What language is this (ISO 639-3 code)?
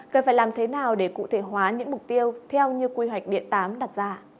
vie